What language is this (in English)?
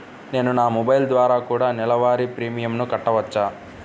Telugu